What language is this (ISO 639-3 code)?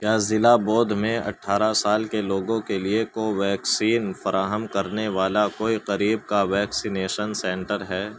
urd